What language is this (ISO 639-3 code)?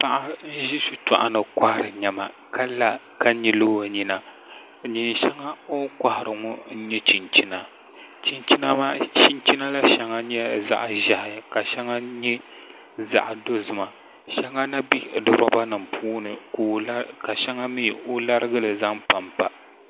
dag